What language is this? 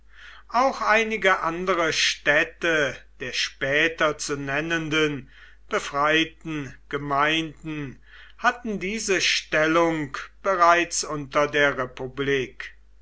German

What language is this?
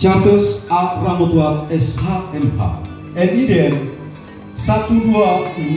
Indonesian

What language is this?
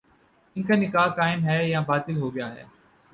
Urdu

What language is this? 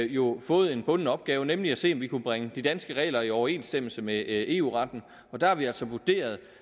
Danish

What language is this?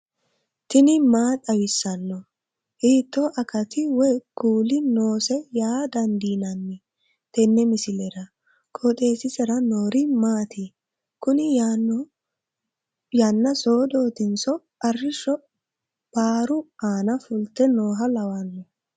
Sidamo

